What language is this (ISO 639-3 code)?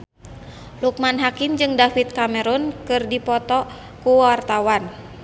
sun